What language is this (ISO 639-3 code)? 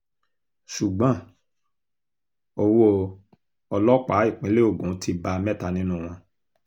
yor